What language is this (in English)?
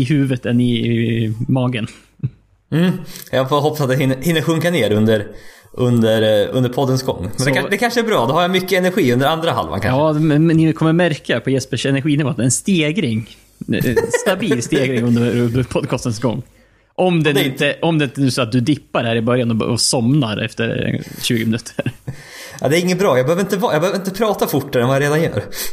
Swedish